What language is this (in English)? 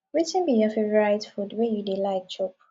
Nigerian Pidgin